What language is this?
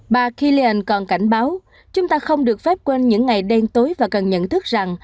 Vietnamese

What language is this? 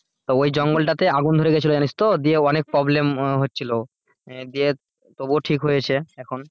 Bangla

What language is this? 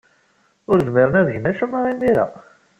Kabyle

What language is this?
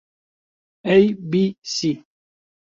Central Kurdish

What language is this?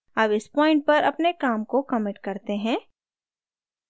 Hindi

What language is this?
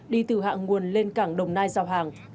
Vietnamese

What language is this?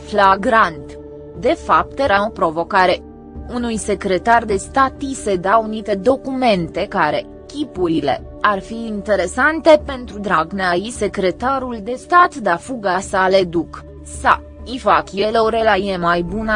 Romanian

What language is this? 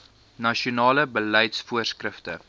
Afrikaans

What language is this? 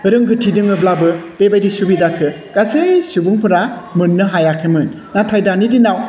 Bodo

